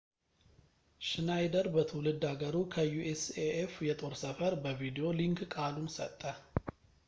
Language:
Amharic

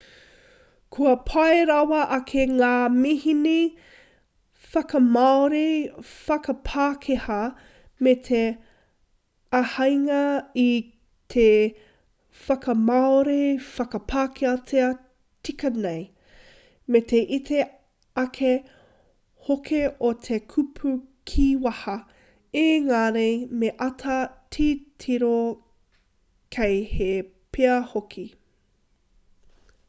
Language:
Māori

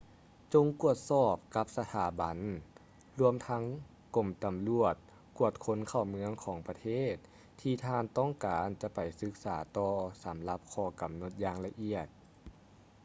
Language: Lao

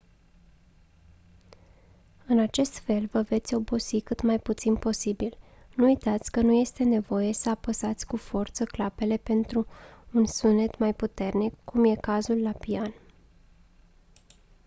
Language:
Romanian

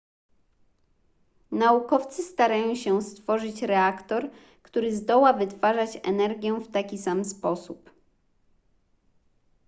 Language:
Polish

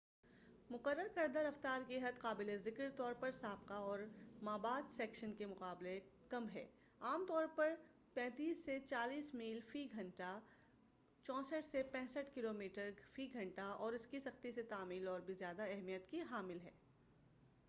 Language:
Urdu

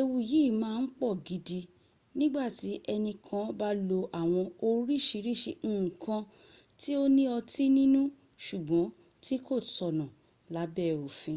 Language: Yoruba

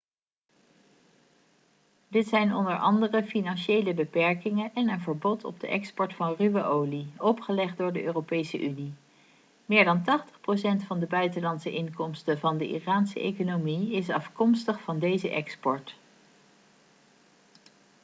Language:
Dutch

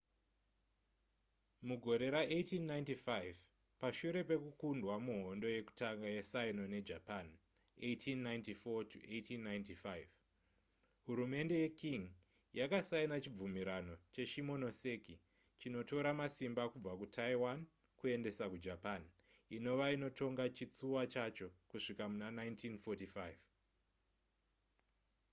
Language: Shona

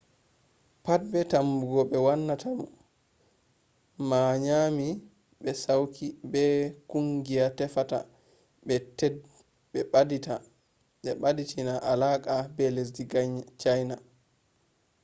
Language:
Fula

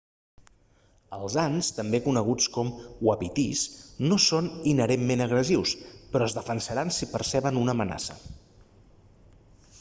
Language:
Catalan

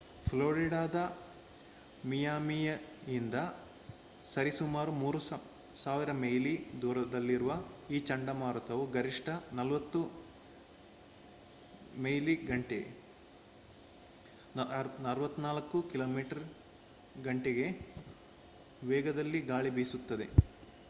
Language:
Kannada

